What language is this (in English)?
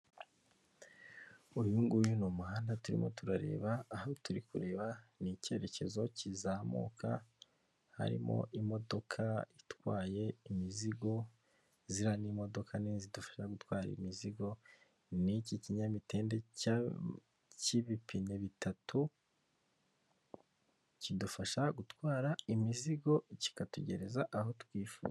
Kinyarwanda